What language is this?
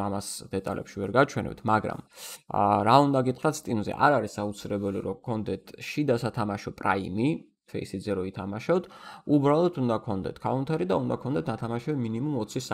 Romanian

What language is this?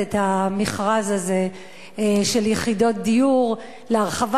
Hebrew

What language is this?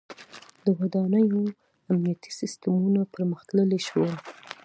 Pashto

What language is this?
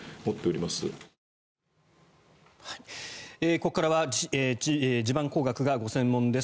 Japanese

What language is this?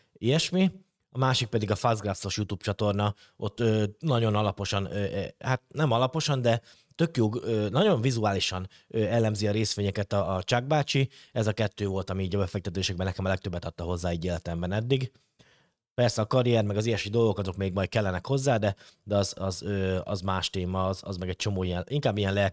Hungarian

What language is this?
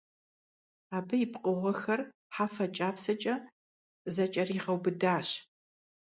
Kabardian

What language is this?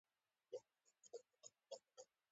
Pashto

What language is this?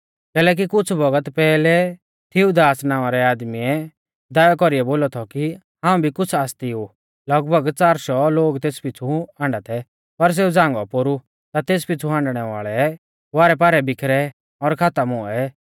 Mahasu Pahari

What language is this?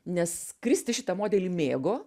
Lithuanian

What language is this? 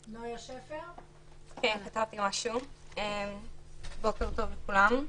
Hebrew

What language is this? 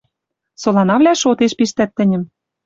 Western Mari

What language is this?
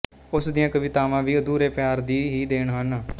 Punjabi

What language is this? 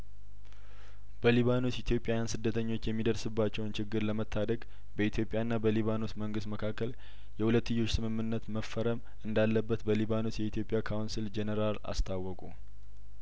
Amharic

